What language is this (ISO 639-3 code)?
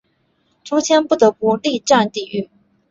zho